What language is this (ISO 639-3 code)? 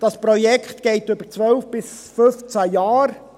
gsw